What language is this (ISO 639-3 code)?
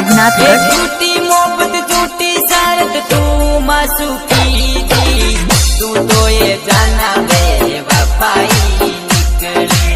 hin